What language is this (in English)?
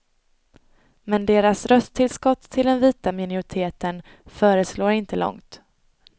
Swedish